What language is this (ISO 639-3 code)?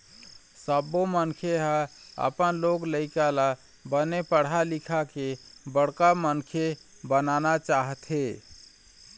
hne